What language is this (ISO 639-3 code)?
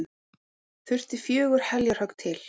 isl